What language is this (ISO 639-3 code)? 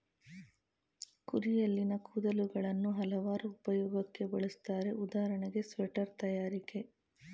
kan